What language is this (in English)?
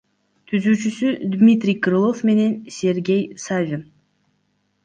Kyrgyz